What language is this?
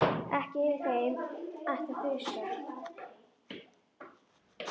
Icelandic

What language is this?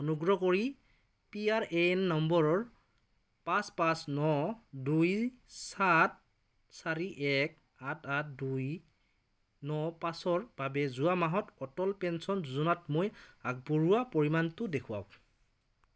Assamese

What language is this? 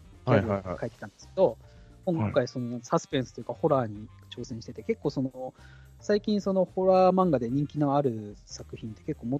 Japanese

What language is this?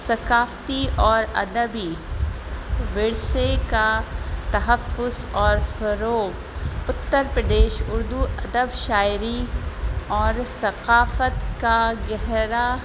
Urdu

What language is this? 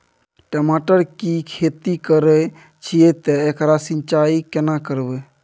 Maithili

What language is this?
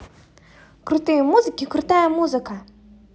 Russian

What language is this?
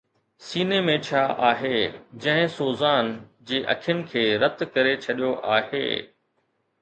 Sindhi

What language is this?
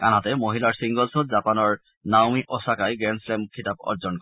Assamese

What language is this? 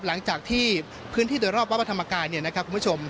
Thai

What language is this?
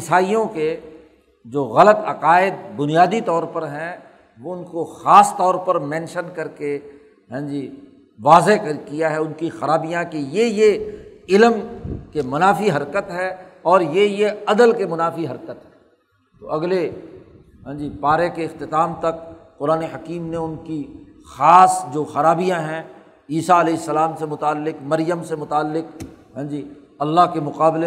Urdu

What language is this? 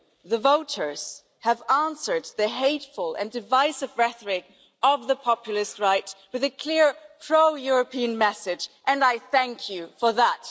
English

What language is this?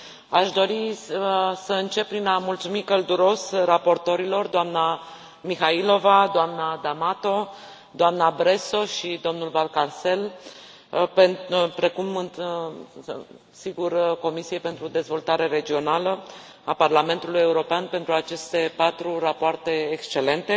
Romanian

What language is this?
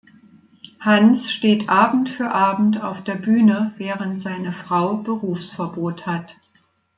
German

